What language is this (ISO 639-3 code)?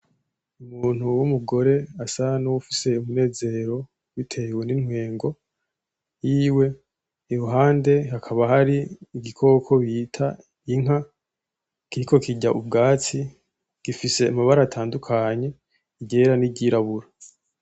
run